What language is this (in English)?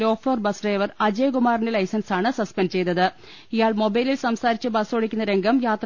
Malayalam